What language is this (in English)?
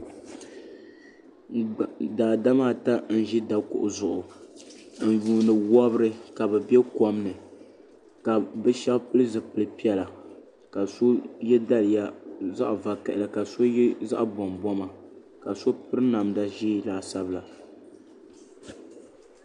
Dagbani